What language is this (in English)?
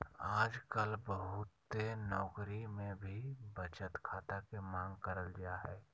Magahi